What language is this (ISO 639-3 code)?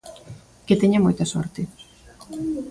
glg